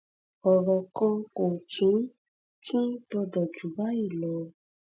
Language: Yoruba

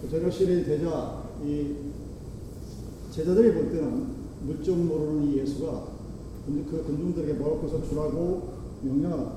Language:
Korean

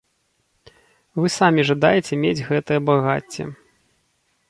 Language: Belarusian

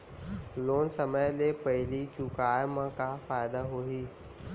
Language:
Chhattisgarhi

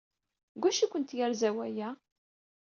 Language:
Kabyle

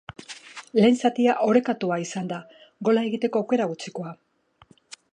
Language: Basque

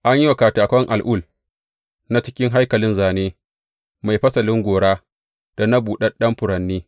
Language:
Hausa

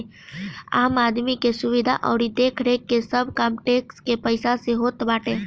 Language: Bhojpuri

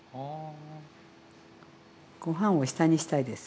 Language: Japanese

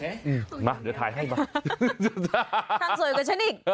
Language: Thai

